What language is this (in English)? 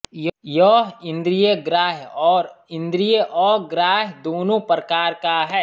Hindi